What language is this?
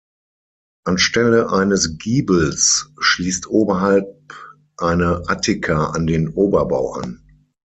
German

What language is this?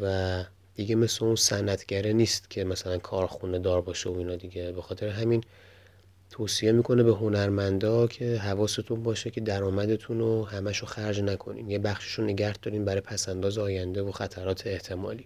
Persian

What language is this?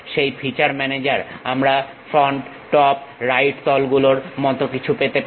Bangla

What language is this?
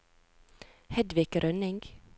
Norwegian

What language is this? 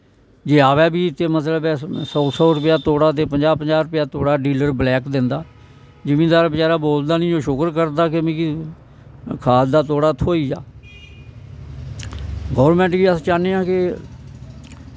Dogri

